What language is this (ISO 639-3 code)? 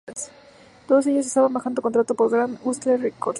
spa